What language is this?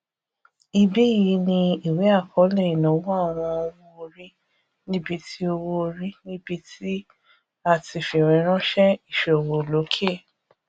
Yoruba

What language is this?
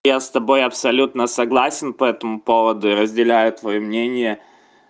Russian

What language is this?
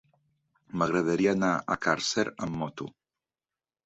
Catalan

